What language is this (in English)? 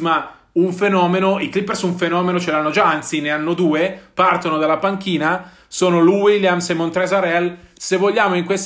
Italian